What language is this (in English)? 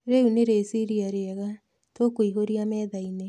Kikuyu